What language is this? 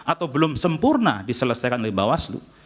Indonesian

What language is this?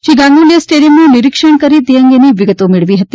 Gujarati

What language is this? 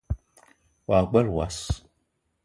Eton (Cameroon)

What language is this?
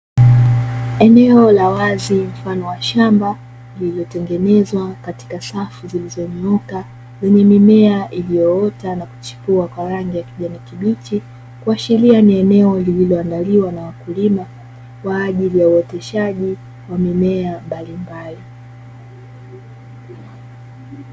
Swahili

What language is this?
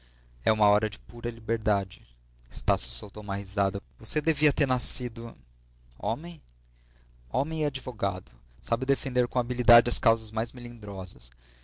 Portuguese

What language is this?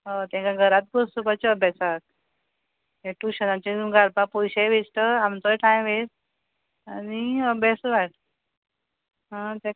Konkani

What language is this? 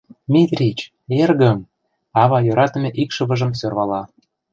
Mari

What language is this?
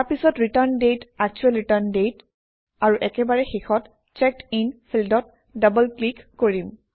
Assamese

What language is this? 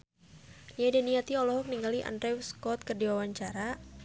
Sundanese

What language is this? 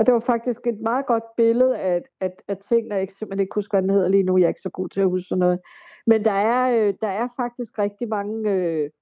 Danish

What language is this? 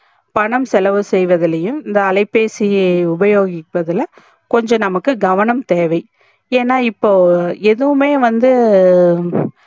Tamil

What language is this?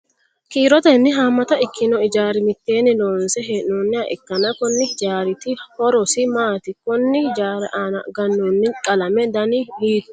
Sidamo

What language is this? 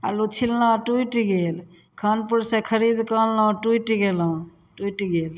Maithili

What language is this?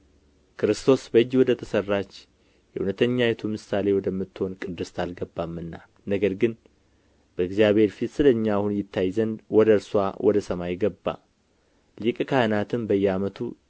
Amharic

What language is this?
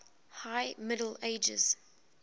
English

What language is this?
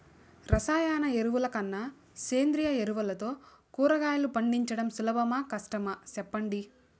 Telugu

